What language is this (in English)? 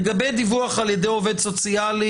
Hebrew